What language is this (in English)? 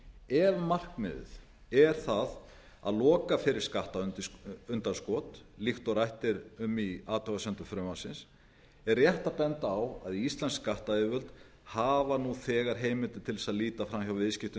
Icelandic